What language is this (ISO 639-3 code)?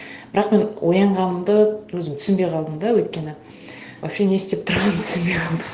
kaz